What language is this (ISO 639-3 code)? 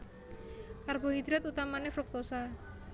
jav